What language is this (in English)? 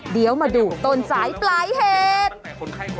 Thai